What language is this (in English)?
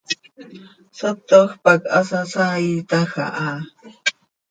Seri